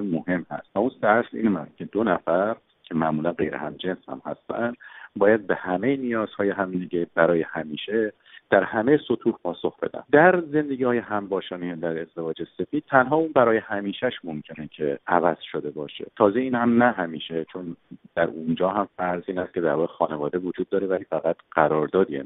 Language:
Persian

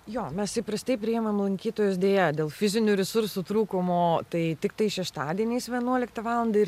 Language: Lithuanian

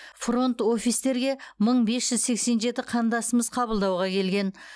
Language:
Kazakh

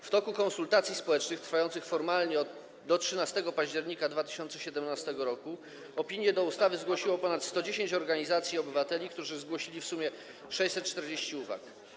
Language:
Polish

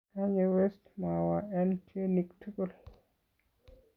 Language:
Kalenjin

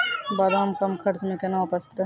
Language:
Maithili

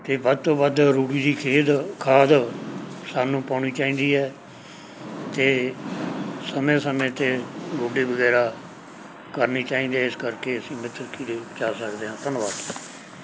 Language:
Punjabi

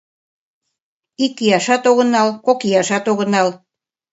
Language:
Mari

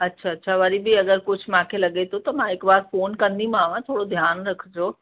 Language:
Sindhi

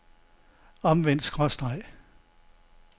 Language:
Danish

